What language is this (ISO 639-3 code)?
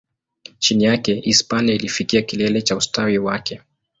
swa